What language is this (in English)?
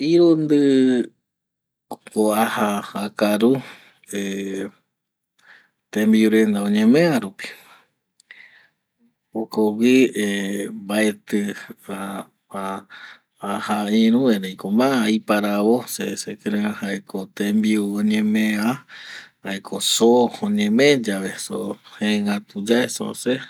Eastern Bolivian Guaraní